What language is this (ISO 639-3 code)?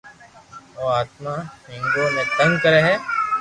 lrk